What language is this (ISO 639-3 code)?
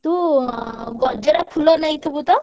ori